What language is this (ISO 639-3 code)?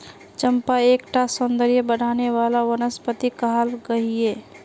mag